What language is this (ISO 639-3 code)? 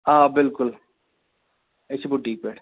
kas